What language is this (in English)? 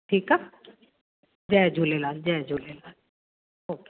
Sindhi